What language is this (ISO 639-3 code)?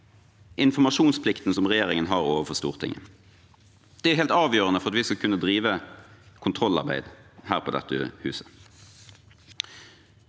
nor